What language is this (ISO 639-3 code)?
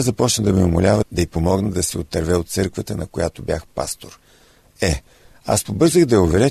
bul